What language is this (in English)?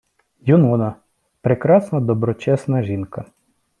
Ukrainian